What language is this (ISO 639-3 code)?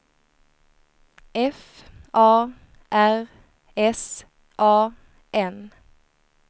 swe